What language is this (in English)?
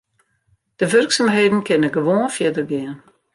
Western Frisian